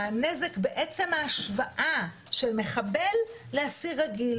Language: Hebrew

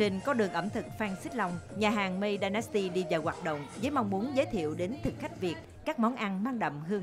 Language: Vietnamese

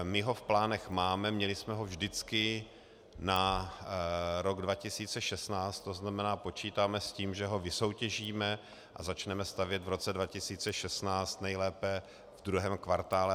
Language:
Czech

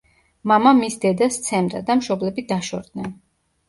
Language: Georgian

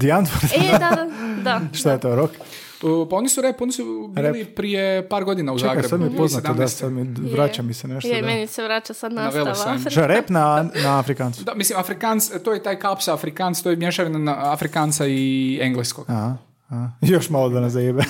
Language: Croatian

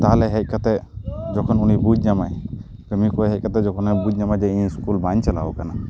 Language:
Santali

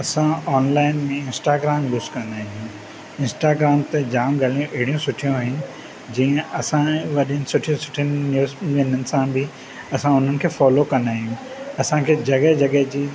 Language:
Sindhi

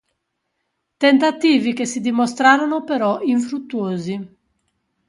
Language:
Italian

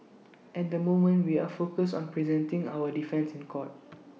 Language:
English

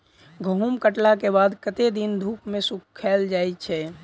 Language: Maithili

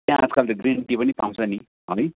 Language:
Nepali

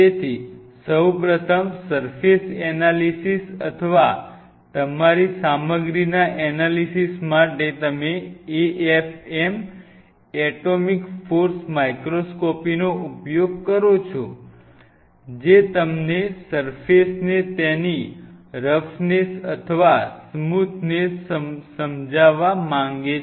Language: Gujarati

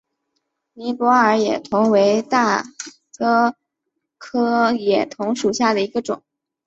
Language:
Chinese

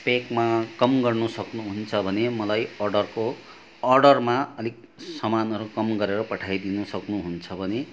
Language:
Nepali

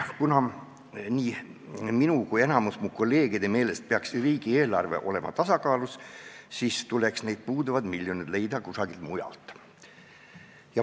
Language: Estonian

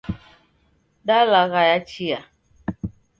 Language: Taita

